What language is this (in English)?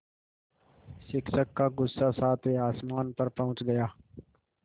Hindi